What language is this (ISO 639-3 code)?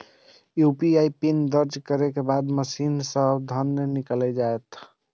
mai